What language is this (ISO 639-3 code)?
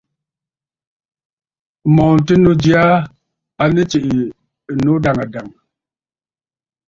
bfd